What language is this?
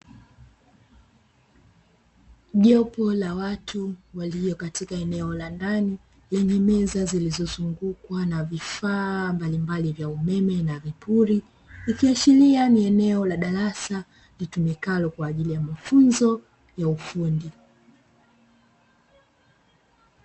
Swahili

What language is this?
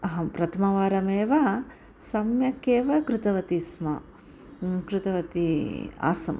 Sanskrit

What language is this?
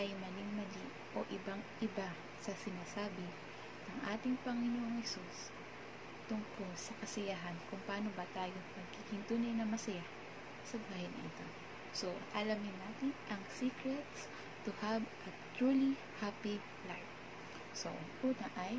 Filipino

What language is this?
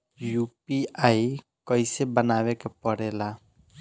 Bhojpuri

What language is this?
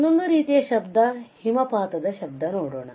Kannada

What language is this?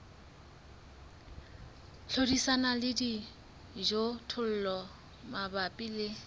Southern Sotho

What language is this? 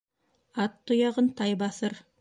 Bashkir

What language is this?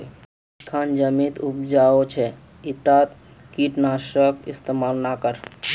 Magahi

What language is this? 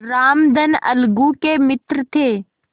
Hindi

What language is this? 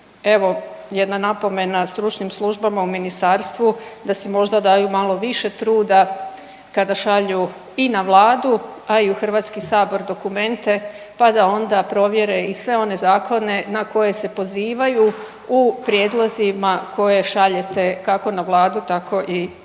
Croatian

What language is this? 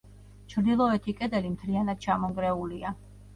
Georgian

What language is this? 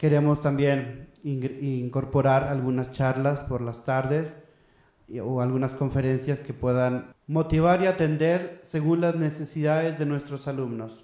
Spanish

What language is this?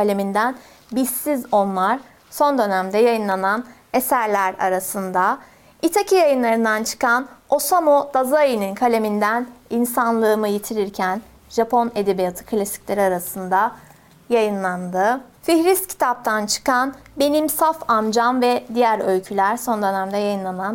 Turkish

